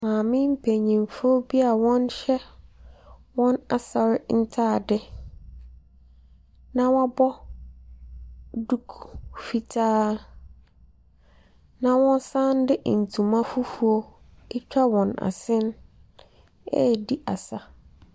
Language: Akan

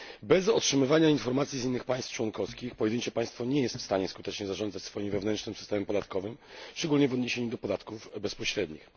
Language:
Polish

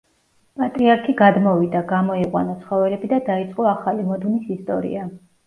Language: Georgian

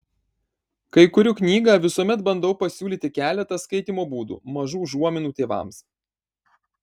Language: Lithuanian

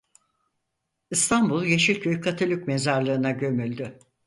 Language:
Turkish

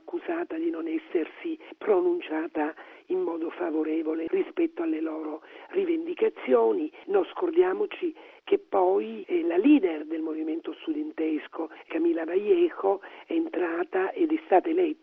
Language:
Italian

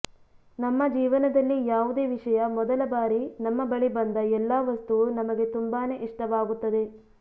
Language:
Kannada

